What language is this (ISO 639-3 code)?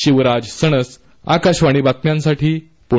mar